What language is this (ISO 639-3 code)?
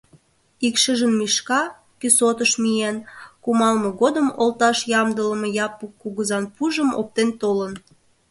chm